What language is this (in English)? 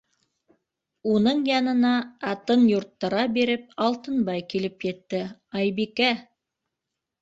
Bashkir